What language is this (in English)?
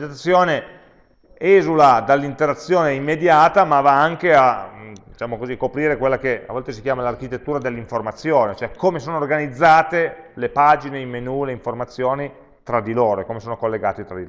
Italian